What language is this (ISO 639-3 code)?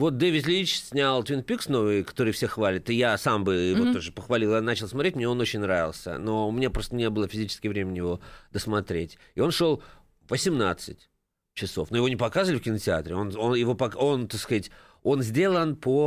rus